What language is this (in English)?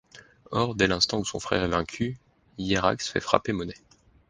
French